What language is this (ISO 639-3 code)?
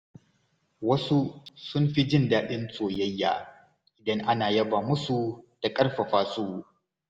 hau